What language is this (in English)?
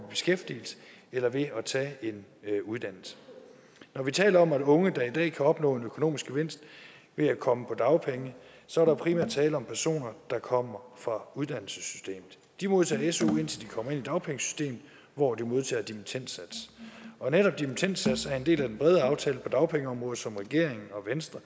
Danish